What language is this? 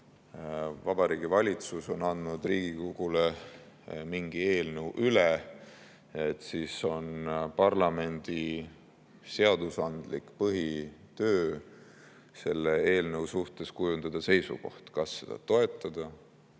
Estonian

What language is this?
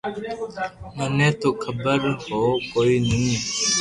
Loarki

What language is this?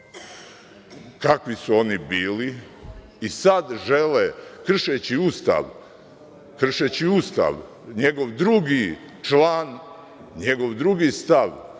Serbian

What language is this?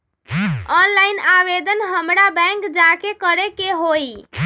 Magahi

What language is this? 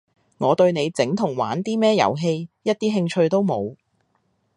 Cantonese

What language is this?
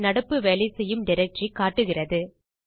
Tamil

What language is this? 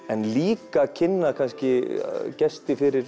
Icelandic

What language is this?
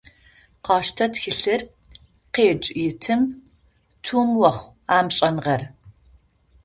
Adyghe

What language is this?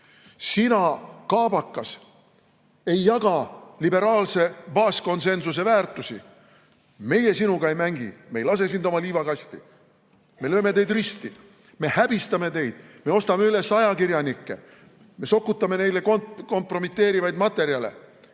Estonian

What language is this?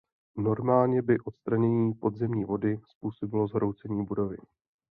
Czech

